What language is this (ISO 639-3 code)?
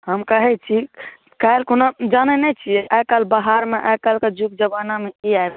mai